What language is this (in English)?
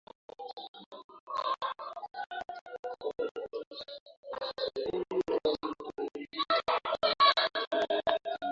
Swahili